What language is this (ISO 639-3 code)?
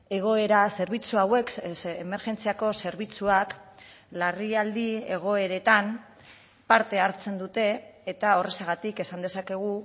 eus